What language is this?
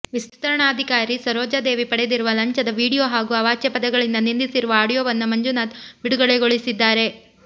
Kannada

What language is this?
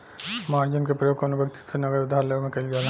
Bhojpuri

